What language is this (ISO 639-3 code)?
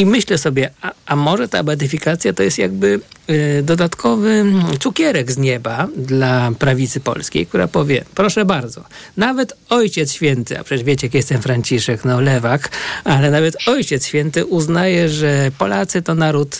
pol